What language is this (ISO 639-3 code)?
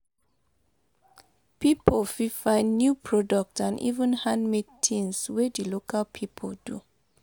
pcm